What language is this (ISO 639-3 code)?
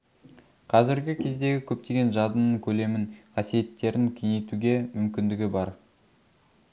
kaz